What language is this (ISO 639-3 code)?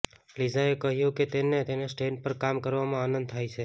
guj